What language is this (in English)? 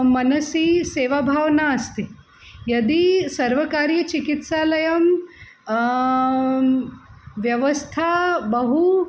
Sanskrit